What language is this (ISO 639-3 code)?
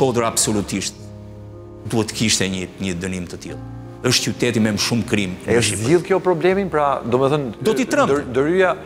ron